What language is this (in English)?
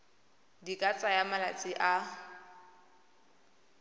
Tswana